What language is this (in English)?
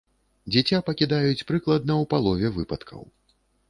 Belarusian